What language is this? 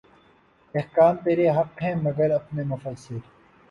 Urdu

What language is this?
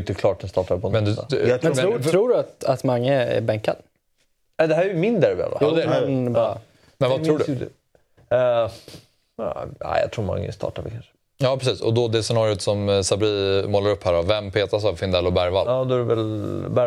Swedish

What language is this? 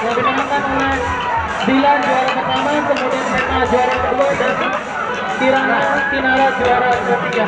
Indonesian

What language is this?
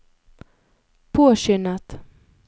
Norwegian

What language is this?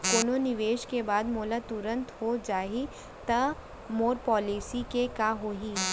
Chhattisgarhi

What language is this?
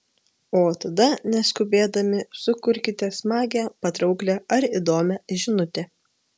Lithuanian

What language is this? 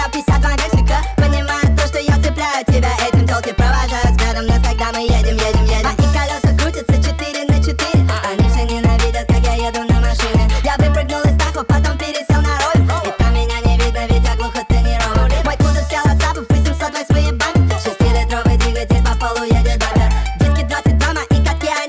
Russian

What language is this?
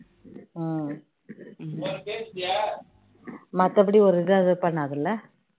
Tamil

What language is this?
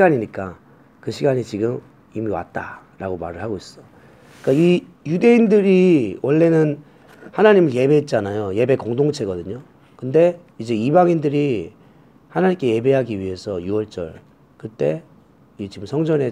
Korean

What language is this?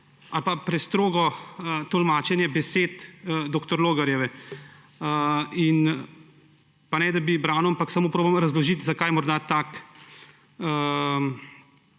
Slovenian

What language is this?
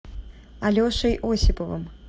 Russian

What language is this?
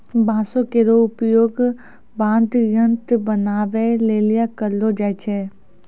Maithili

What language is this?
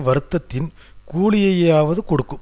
Tamil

